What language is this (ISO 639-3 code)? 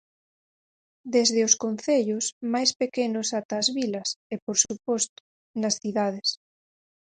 glg